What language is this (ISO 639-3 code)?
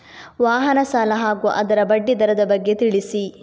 kan